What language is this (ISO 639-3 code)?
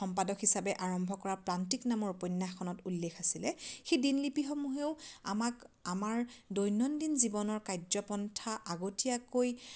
asm